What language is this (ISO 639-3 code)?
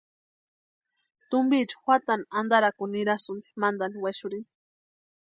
pua